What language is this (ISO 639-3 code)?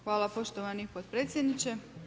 hrv